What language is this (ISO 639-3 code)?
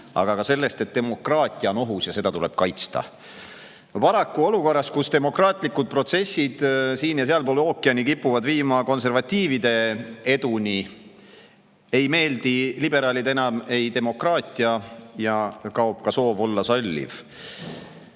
est